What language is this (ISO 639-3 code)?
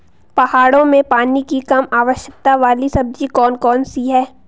hin